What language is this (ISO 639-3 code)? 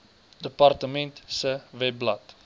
afr